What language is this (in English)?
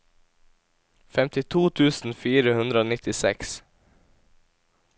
Norwegian